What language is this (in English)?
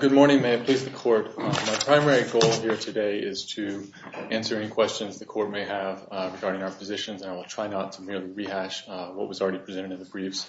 English